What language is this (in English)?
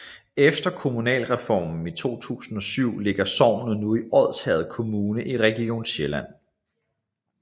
Danish